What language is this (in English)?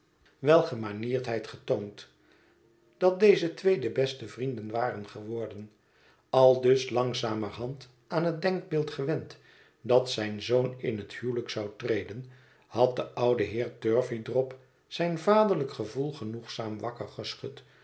Dutch